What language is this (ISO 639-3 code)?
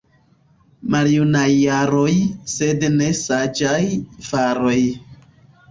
epo